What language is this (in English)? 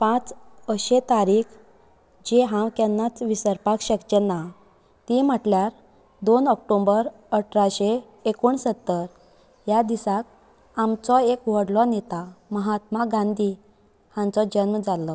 Konkani